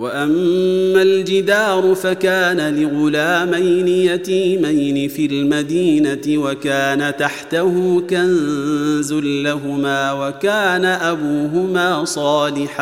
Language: Arabic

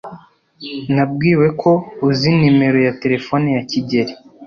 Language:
Kinyarwanda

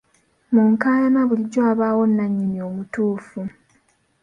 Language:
Ganda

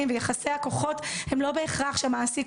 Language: Hebrew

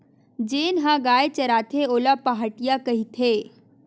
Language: Chhattisgarhi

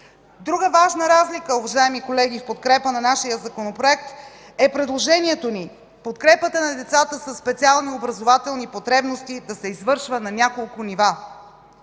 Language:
Bulgarian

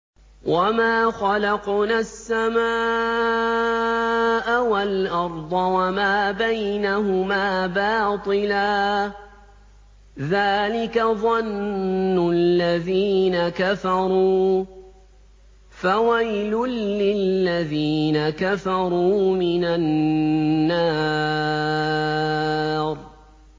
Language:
Arabic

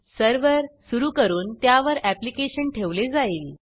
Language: Marathi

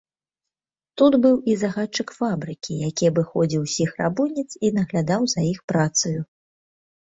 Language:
Belarusian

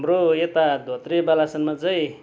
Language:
Nepali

